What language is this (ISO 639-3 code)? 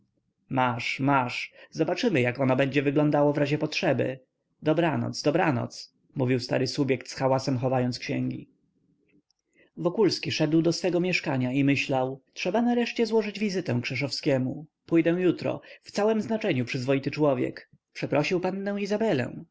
pol